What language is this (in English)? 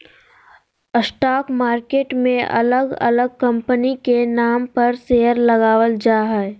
Magahi